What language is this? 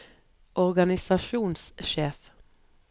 Norwegian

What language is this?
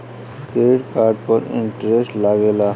Bhojpuri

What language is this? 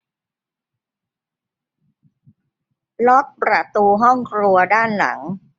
Thai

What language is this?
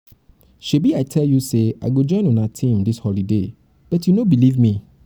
Nigerian Pidgin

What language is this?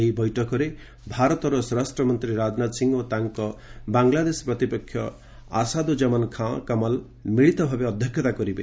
Odia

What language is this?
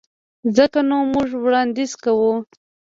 Pashto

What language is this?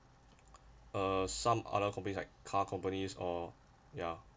English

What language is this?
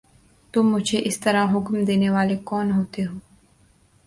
Urdu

